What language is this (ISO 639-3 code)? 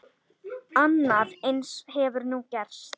isl